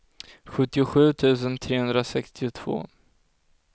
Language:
Swedish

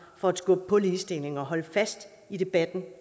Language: Danish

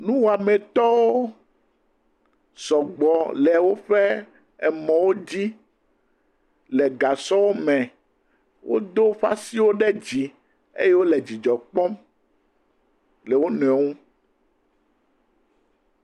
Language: Ewe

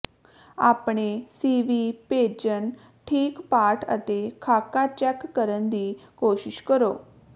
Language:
Punjabi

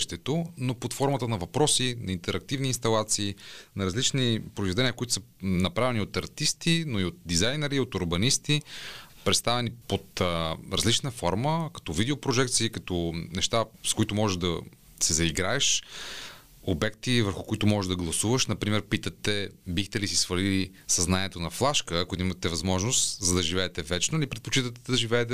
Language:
Bulgarian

